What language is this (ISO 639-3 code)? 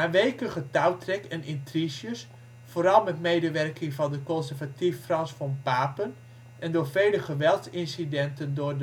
nld